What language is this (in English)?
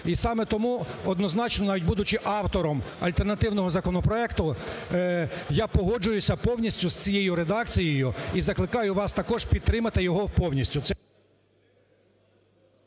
Ukrainian